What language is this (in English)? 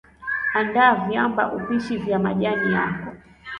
Swahili